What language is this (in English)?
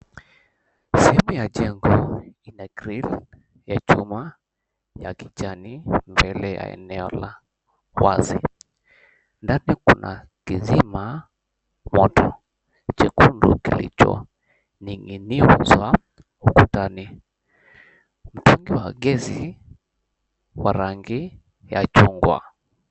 Swahili